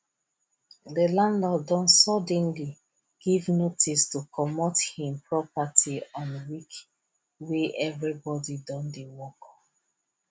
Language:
Nigerian Pidgin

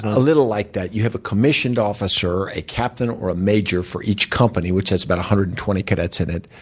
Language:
English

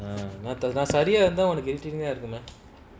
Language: English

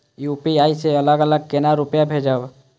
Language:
Maithili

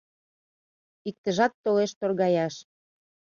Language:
Mari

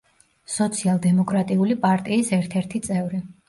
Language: Georgian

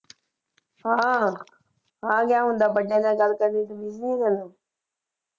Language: Punjabi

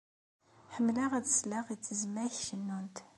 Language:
Kabyle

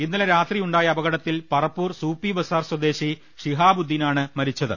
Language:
Malayalam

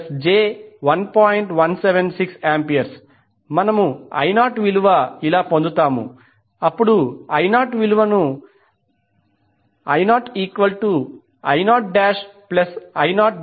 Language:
Telugu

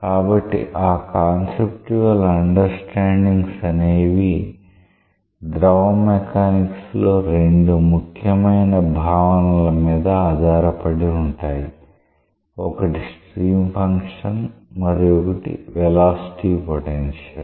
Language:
Telugu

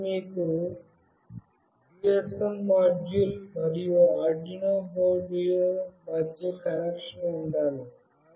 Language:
Telugu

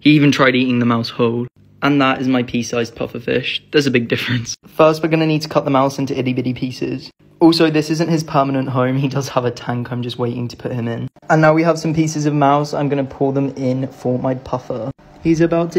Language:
English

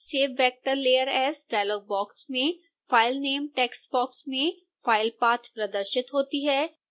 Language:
Hindi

